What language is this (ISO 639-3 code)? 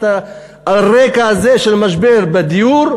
heb